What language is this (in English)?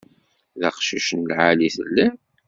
Kabyle